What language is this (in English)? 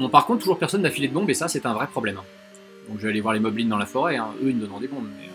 French